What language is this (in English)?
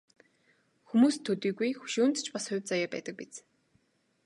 Mongolian